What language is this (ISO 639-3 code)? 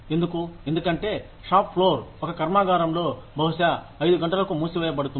tel